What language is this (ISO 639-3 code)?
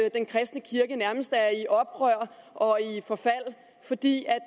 dan